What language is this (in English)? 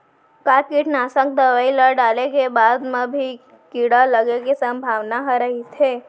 Chhattisgarhi